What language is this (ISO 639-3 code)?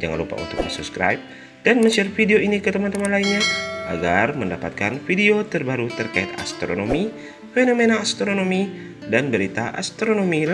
ind